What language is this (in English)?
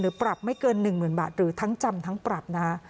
Thai